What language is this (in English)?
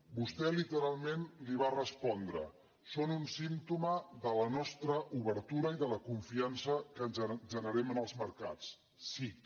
Catalan